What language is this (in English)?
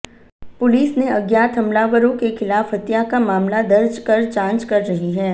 Hindi